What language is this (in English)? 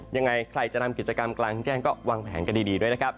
Thai